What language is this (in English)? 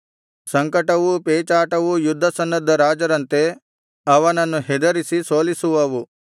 Kannada